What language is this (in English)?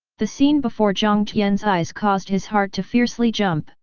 English